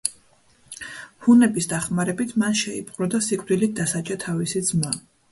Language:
Georgian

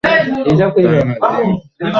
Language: Bangla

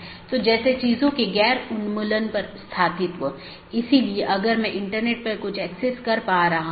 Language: Hindi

